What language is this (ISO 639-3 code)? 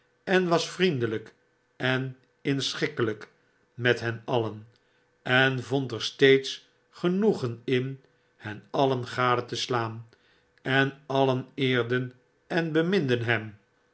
nld